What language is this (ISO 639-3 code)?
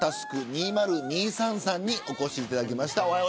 jpn